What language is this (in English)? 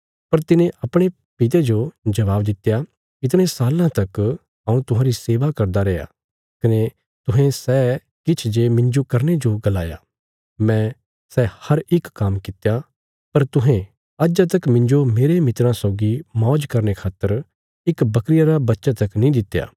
Bilaspuri